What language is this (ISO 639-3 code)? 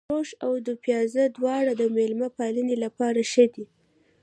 pus